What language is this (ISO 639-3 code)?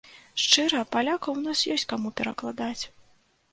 bel